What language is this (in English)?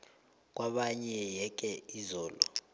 South Ndebele